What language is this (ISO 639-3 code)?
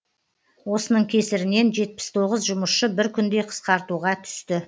kaz